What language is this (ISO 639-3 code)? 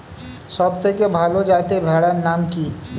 ben